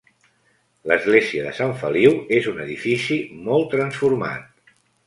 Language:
Catalan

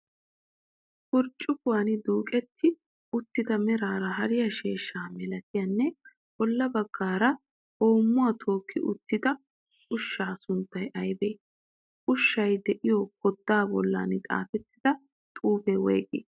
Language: Wolaytta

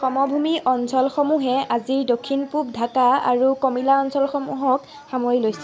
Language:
Assamese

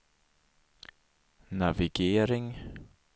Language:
Swedish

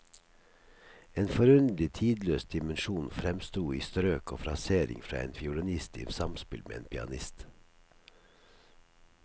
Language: Norwegian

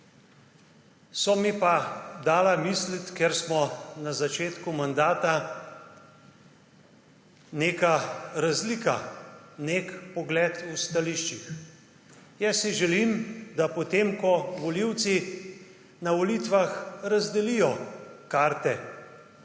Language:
Slovenian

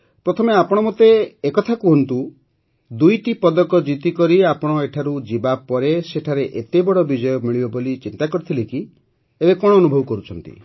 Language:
Odia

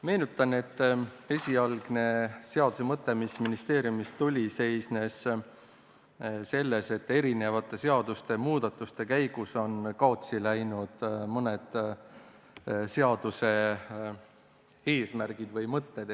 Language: Estonian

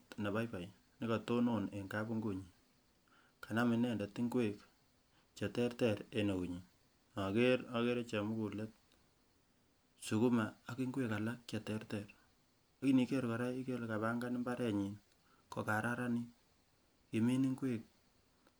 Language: Kalenjin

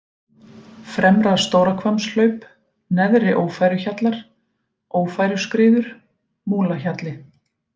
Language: Icelandic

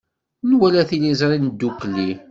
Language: Kabyle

